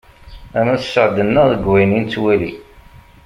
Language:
Kabyle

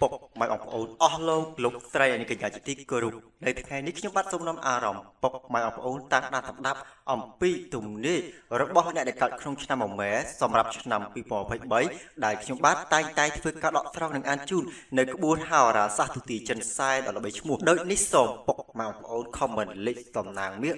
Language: Indonesian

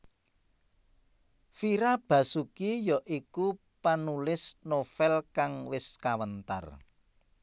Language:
Javanese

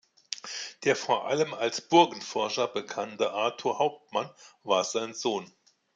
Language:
German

